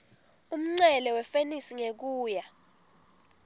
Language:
Swati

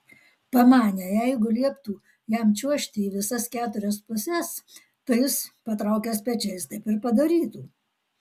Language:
Lithuanian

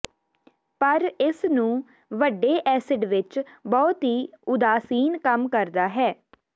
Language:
Punjabi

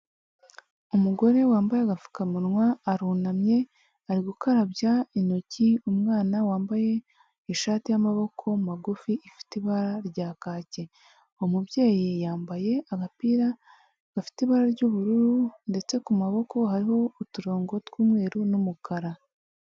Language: Kinyarwanda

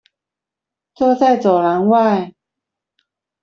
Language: Chinese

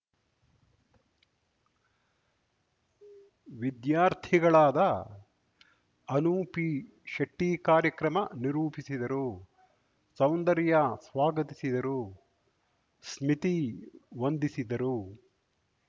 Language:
Kannada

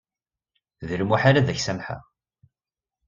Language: Kabyle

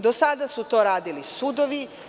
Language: Serbian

